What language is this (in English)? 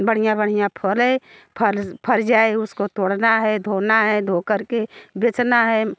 Hindi